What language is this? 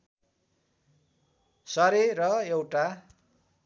Nepali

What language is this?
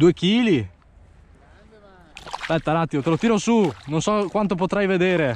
Italian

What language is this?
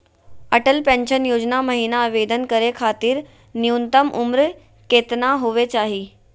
Magahi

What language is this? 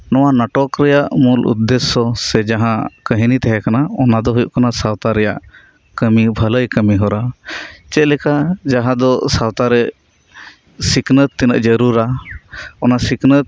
Santali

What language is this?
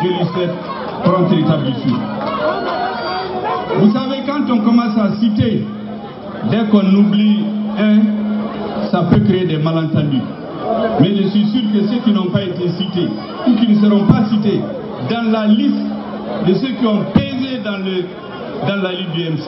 French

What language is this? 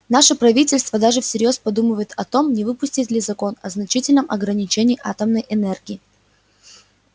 Russian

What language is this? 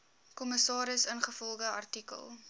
Afrikaans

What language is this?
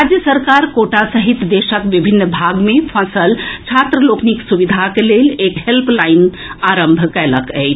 Maithili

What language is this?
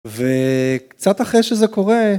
Hebrew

